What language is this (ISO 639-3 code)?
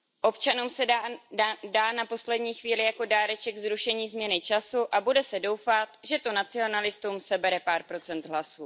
ces